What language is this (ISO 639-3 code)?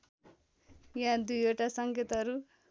nep